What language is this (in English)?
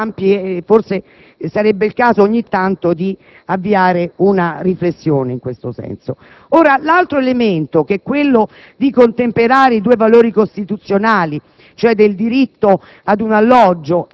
Italian